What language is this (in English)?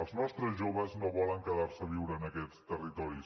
Catalan